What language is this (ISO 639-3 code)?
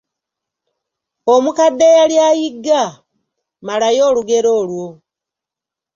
lug